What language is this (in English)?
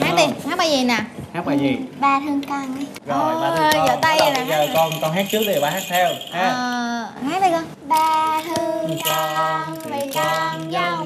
Vietnamese